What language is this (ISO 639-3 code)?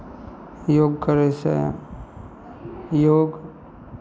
mai